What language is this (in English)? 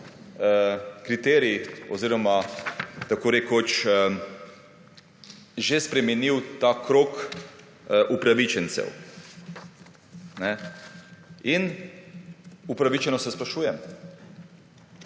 Slovenian